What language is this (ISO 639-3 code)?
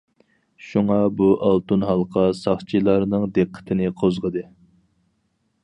uig